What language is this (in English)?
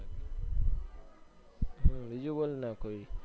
Gujarati